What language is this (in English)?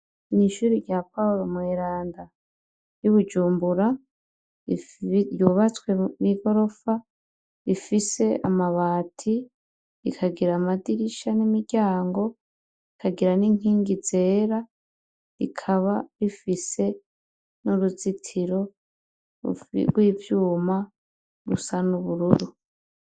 Rundi